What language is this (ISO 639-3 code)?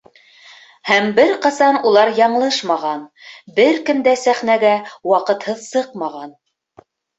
bak